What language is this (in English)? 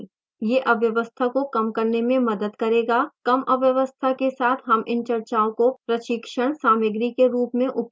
Hindi